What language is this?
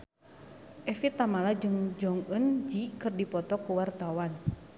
Sundanese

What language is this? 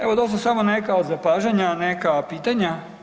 Croatian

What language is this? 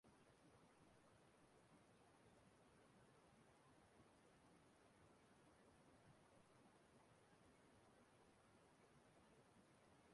Igbo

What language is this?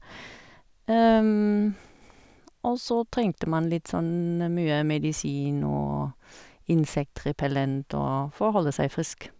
Norwegian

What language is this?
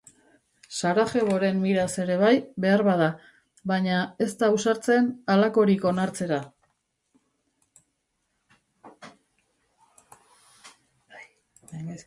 Basque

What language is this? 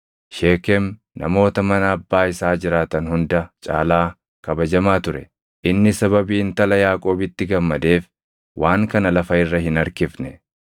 Oromo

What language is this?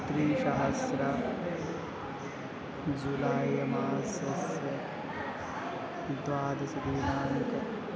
Sanskrit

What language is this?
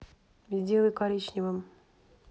Russian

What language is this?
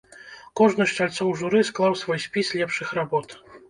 Belarusian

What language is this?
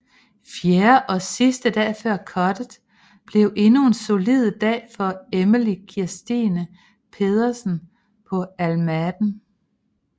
Danish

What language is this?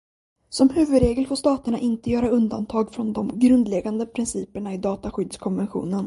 Swedish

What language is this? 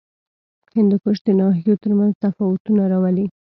Pashto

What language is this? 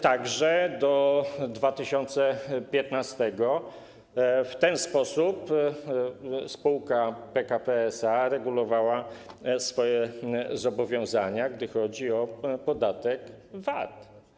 Polish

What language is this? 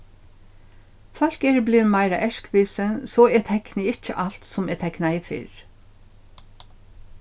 Faroese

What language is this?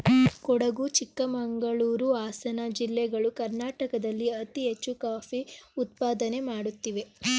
Kannada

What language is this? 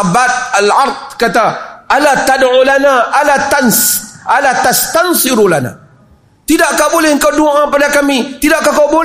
Malay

